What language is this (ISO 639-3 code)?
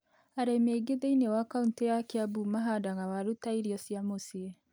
kik